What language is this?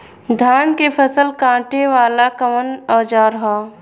Bhojpuri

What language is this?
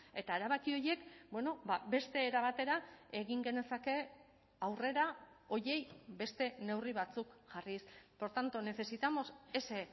Basque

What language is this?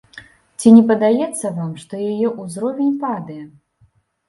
Belarusian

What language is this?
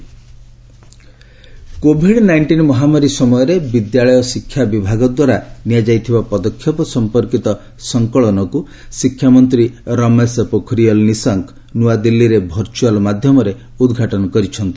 Odia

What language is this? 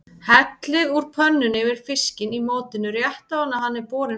Icelandic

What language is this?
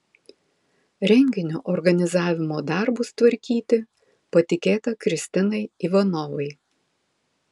Lithuanian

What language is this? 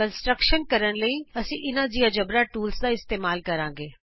Punjabi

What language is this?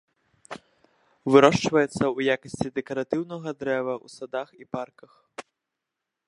Belarusian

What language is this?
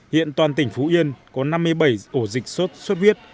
Vietnamese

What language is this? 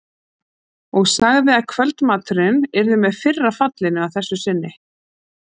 Icelandic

